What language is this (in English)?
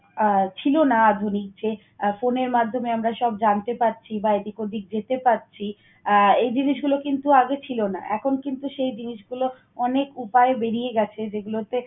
Bangla